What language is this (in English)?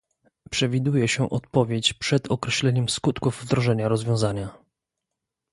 Polish